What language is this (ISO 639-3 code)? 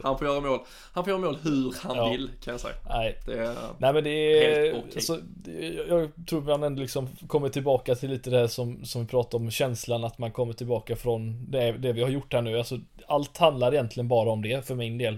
swe